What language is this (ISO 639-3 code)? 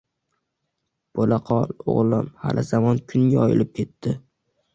uzb